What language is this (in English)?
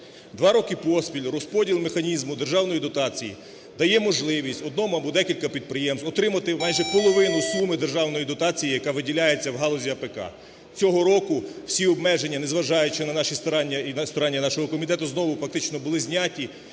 Ukrainian